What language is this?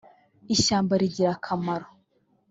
Kinyarwanda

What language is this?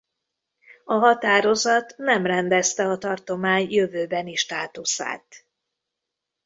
Hungarian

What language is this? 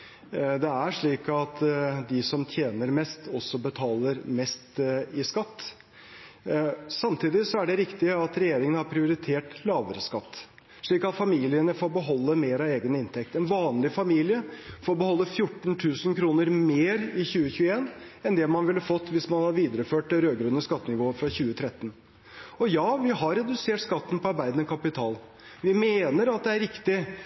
Norwegian Bokmål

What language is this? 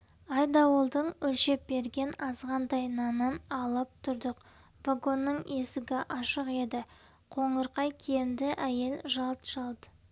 Kazakh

